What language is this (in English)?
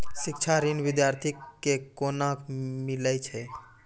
Maithili